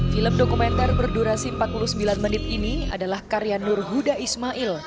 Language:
Indonesian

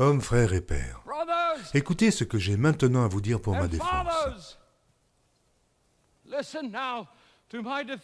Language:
French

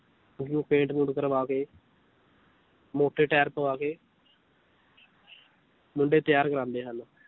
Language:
Punjabi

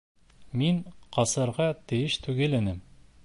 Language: Bashkir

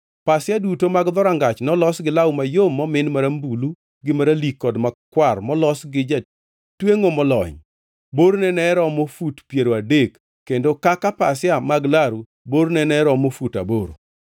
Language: Luo (Kenya and Tanzania)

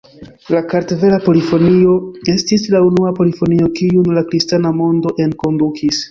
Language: Esperanto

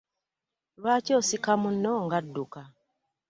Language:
Ganda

